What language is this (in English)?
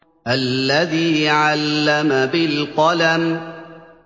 Arabic